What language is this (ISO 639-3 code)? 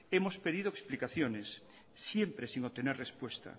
spa